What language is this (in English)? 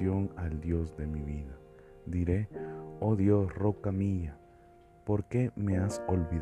Spanish